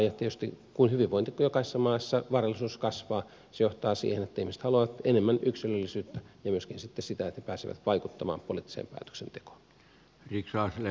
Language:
Finnish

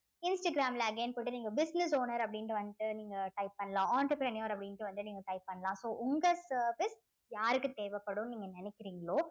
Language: Tamil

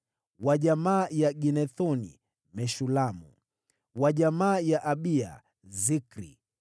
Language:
Swahili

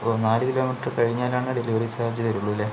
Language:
Malayalam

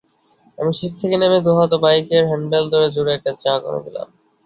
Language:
Bangla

